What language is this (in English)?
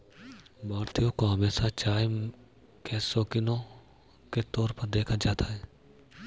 Hindi